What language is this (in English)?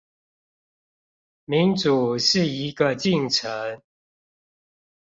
Chinese